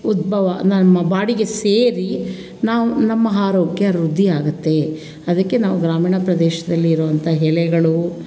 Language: Kannada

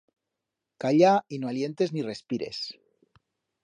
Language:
Aragonese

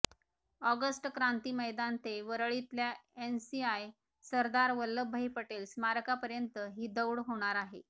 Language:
Marathi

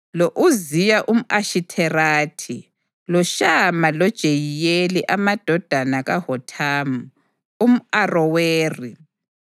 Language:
North Ndebele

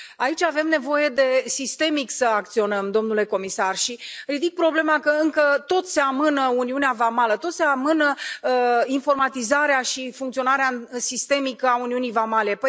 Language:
Romanian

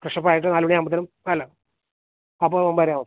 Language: Malayalam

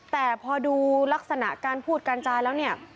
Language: Thai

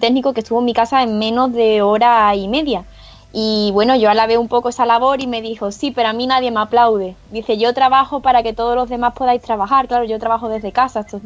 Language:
Spanish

